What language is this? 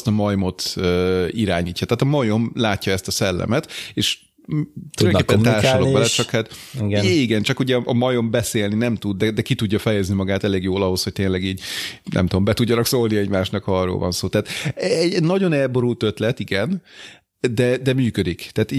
Hungarian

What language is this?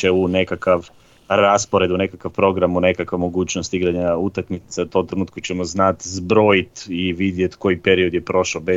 Croatian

